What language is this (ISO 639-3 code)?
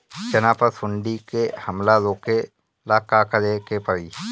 bho